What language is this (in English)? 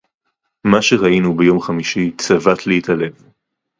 Hebrew